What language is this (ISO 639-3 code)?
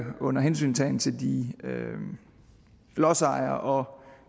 dan